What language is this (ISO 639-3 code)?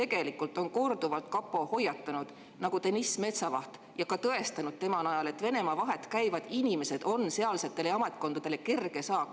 est